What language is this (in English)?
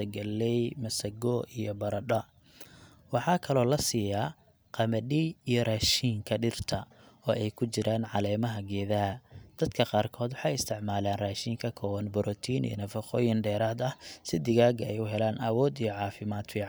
Somali